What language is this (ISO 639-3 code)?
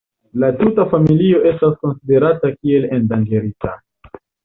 epo